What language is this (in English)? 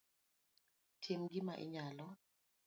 Luo (Kenya and Tanzania)